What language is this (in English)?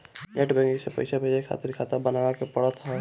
Bhojpuri